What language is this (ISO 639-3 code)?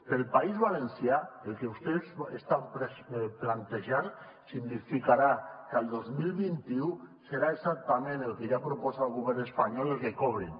cat